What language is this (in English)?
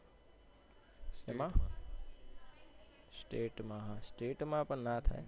Gujarati